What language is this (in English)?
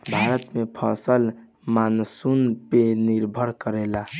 Bhojpuri